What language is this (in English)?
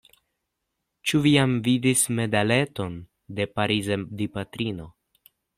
Esperanto